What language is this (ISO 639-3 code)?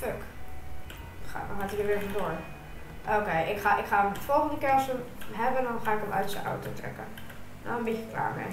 nld